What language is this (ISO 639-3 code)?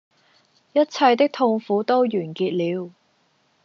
yue